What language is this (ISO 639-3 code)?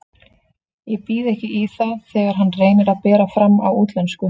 isl